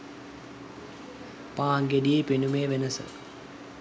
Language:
Sinhala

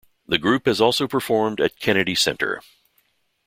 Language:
English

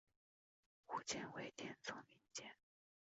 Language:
Chinese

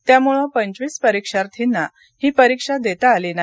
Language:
Marathi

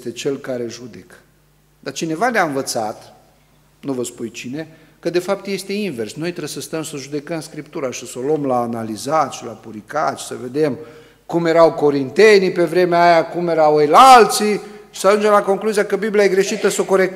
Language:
Romanian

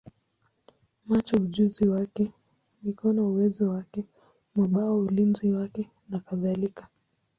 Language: Swahili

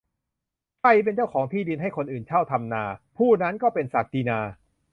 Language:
Thai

